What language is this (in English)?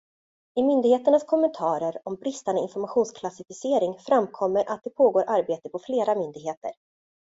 Swedish